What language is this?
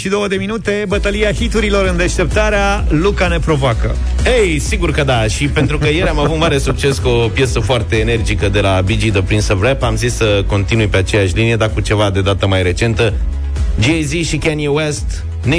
Romanian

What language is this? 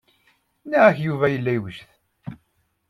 Kabyle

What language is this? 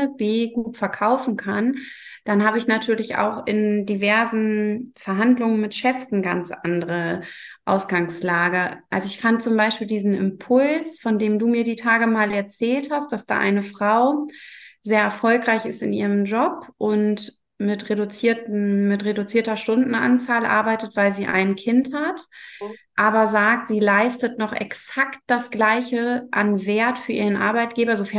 German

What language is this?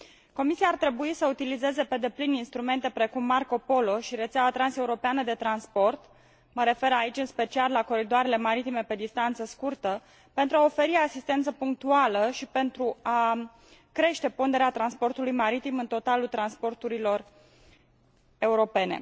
Romanian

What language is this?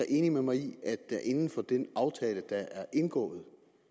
Danish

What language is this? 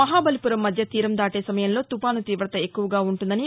Telugu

